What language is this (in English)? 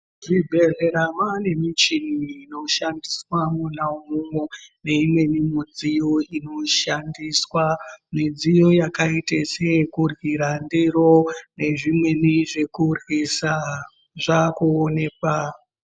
Ndau